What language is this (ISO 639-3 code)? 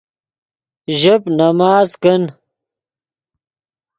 ydg